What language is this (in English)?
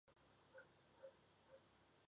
Chinese